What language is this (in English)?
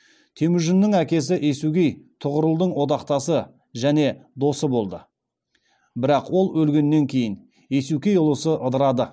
Kazakh